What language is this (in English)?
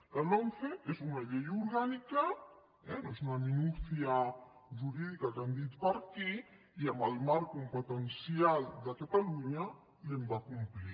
Catalan